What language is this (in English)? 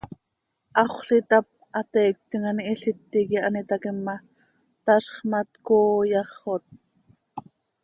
Seri